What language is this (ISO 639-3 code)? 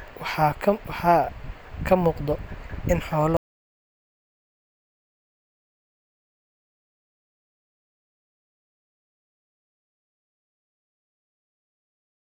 som